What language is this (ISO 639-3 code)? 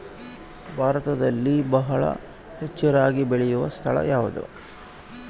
kan